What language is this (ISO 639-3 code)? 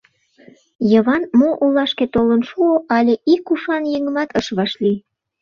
chm